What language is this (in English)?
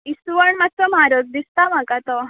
Konkani